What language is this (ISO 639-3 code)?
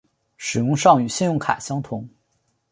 zho